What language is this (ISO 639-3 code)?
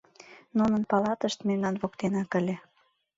chm